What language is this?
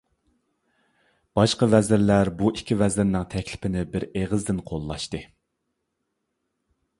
Uyghur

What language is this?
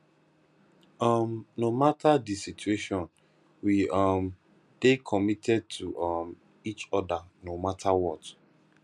Nigerian Pidgin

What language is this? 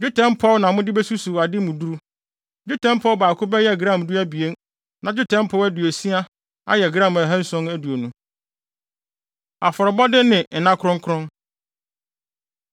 Akan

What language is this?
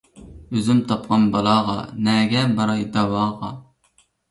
Uyghur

